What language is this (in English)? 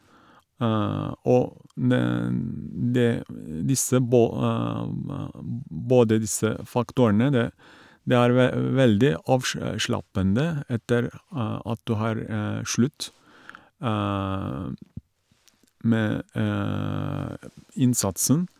Norwegian